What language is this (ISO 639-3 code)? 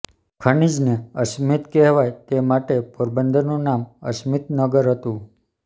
guj